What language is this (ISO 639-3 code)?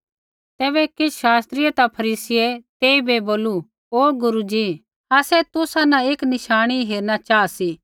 kfx